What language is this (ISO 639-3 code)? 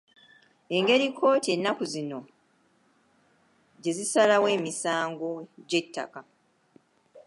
lug